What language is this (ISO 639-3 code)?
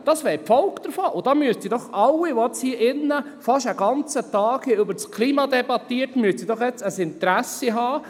gsw